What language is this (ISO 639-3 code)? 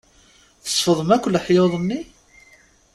kab